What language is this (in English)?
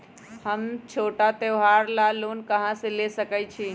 Magahi